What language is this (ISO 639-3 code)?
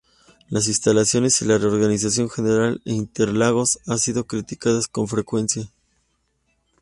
spa